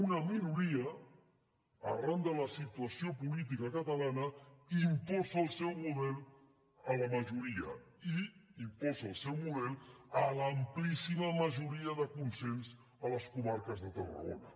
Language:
Catalan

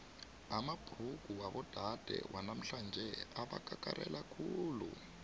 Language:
South Ndebele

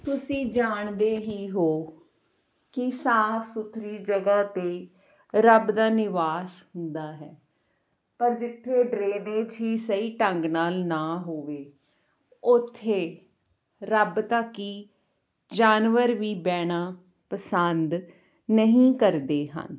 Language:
Punjabi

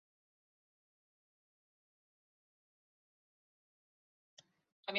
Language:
Chinese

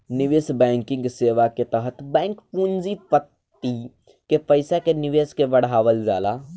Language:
Bhojpuri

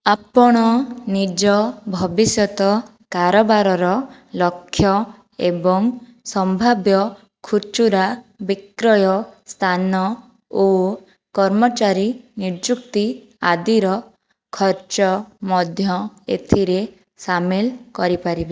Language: Odia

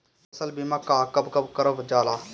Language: Bhojpuri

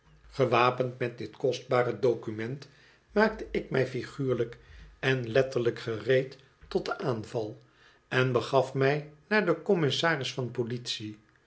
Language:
Dutch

